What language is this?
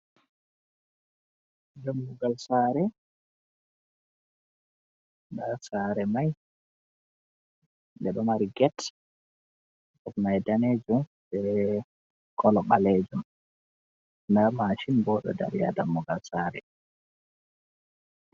Fula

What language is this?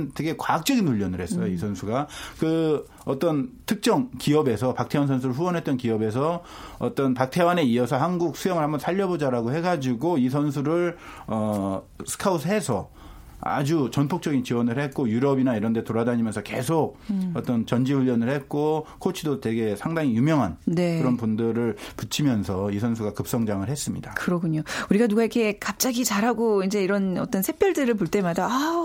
Korean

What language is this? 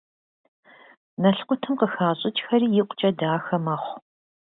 Kabardian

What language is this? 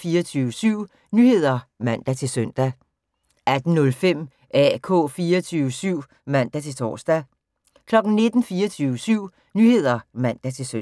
Danish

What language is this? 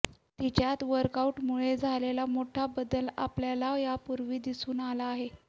Marathi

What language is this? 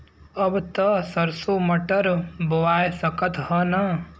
Bhojpuri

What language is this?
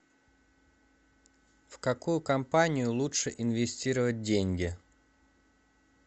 Russian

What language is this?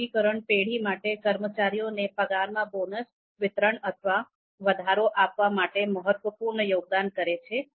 Gujarati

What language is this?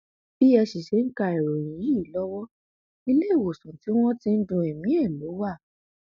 Yoruba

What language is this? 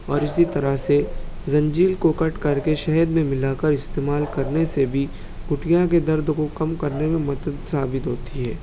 Urdu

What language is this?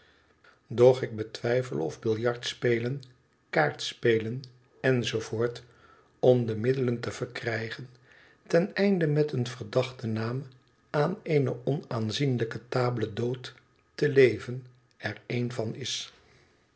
Dutch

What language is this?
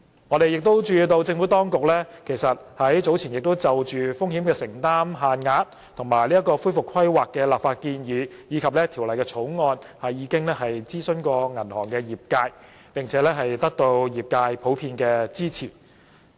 Cantonese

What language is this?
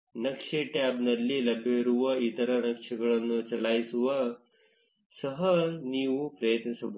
Kannada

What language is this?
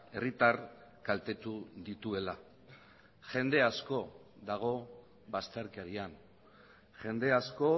Basque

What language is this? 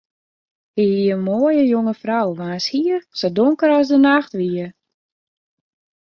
Western Frisian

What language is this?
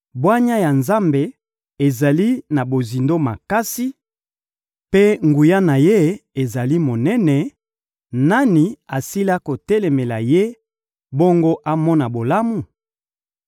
Lingala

